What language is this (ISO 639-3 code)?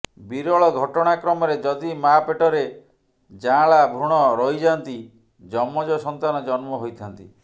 ori